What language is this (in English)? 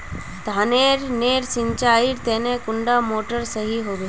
Magahi